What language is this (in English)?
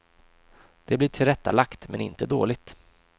Swedish